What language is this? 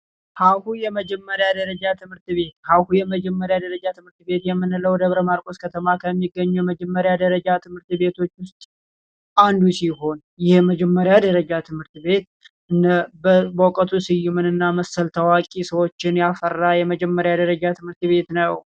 Amharic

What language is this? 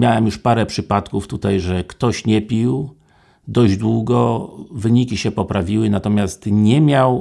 Polish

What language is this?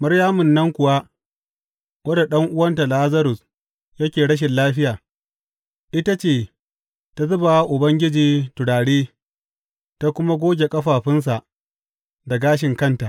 Hausa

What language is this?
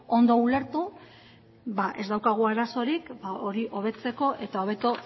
Basque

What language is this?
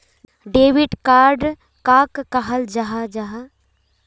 Magahi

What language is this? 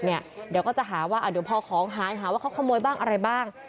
Thai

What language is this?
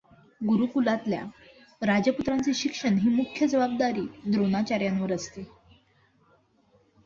Marathi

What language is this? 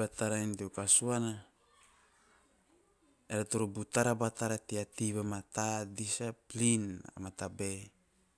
Teop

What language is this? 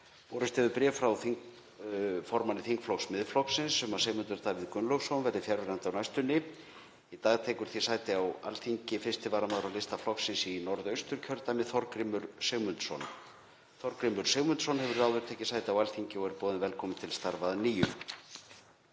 Icelandic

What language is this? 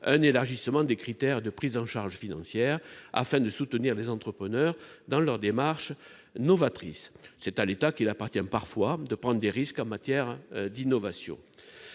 French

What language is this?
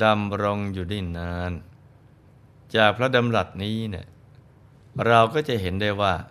Thai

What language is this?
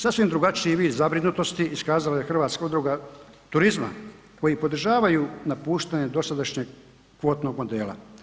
Croatian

